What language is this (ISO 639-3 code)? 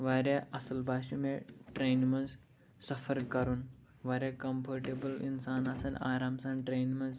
kas